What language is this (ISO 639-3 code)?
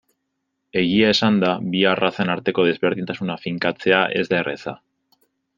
eus